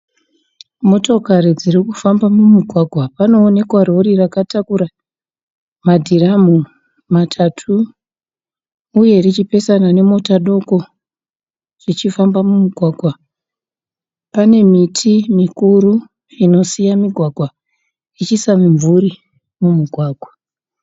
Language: Shona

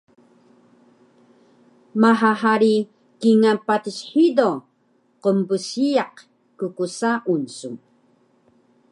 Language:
Taroko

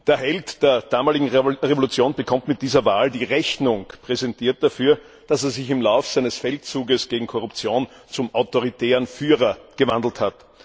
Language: German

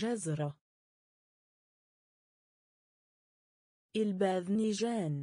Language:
Arabic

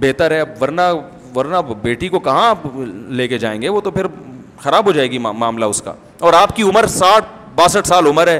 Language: Urdu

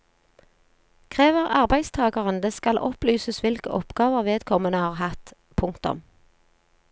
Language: Norwegian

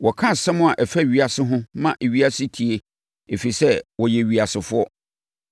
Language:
Akan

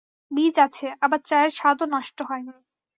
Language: Bangla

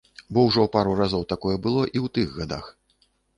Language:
Belarusian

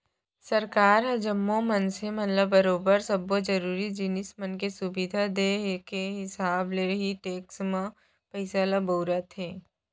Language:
Chhattisgarhi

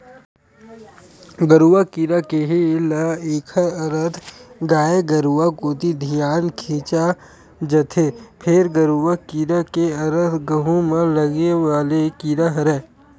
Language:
Chhattisgarhi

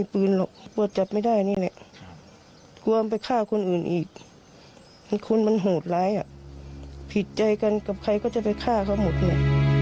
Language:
Thai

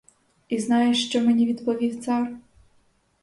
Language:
Ukrainian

